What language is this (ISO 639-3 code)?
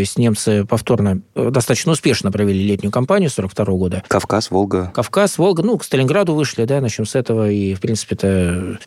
rus